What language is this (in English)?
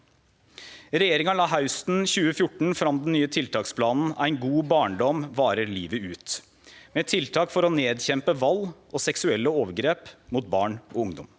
Norwegian